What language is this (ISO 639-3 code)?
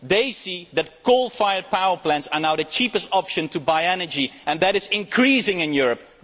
eng